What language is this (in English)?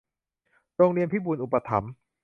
Thai